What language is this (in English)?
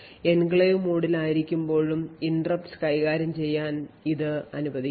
Malayalam